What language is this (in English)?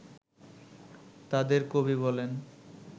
Bangla